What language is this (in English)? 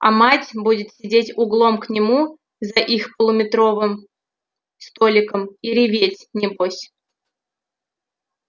Russian